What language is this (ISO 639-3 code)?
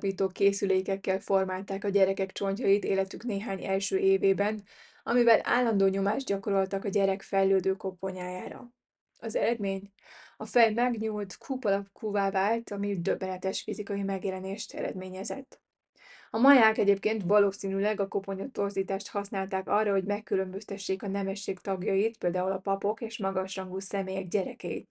hun